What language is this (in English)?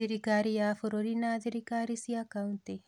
Kikuyu